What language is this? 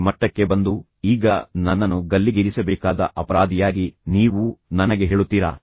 Kannada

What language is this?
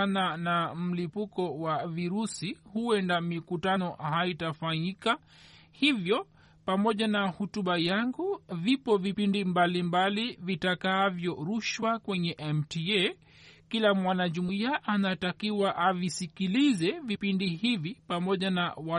Swahili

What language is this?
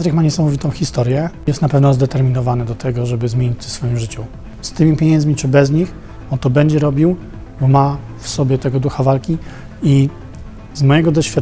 Polish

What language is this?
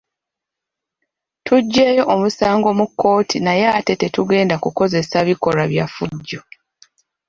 Ganda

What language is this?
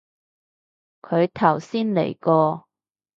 Cantonese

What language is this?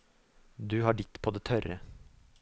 Norwegian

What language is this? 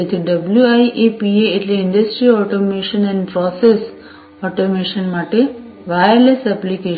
Gujarati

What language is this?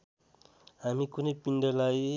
Nepali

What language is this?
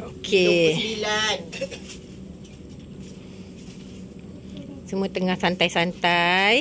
Malay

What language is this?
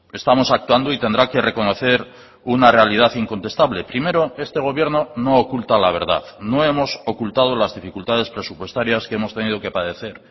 Spanish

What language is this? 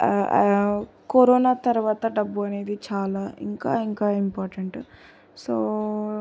Telugu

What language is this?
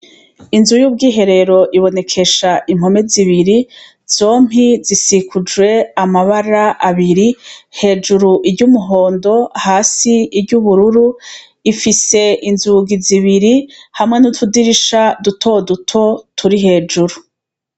Rundi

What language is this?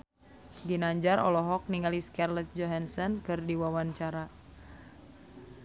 Sundanese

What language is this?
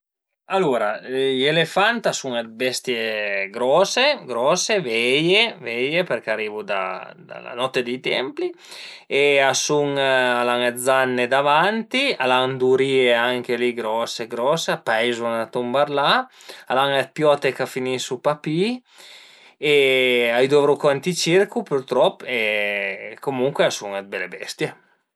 Piedmontese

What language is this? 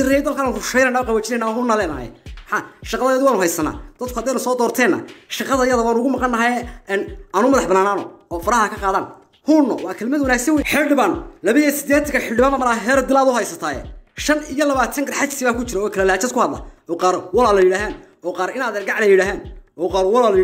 Arabic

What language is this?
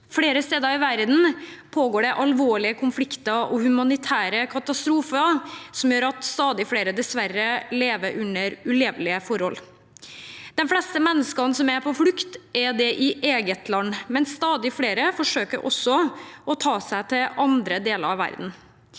Norwegian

